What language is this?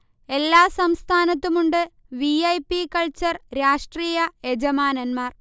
Malayalam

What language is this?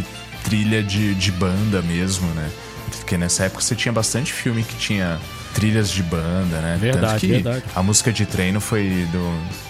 Portuguese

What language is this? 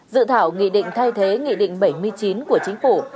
Vietnamese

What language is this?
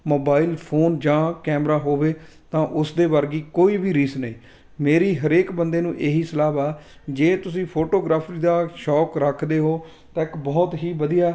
Punjabi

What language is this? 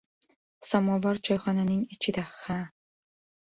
Uzbek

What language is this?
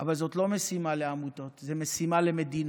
Hebrew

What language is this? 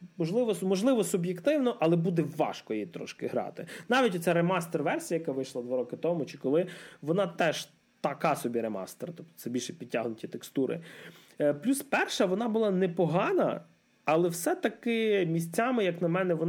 Ukrainian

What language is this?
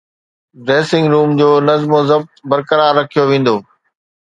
Sindhi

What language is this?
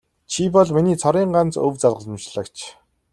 Mongolian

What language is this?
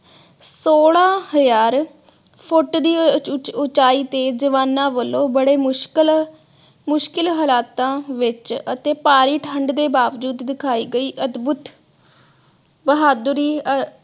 Punjabi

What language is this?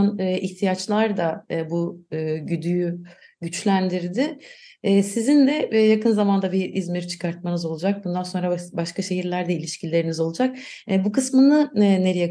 Turkish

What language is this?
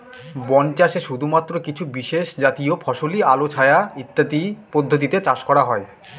Bangla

